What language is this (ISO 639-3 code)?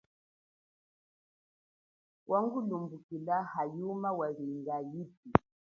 cjk